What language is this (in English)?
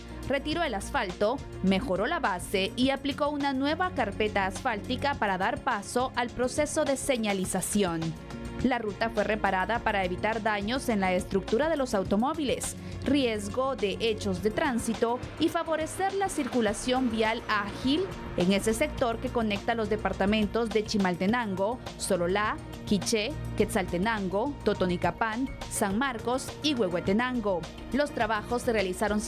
Spanish